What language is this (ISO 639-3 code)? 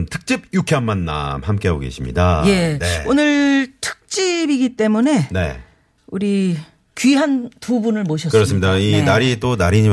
kor